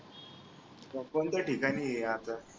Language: Marathi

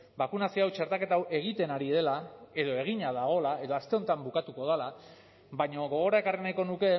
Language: Basque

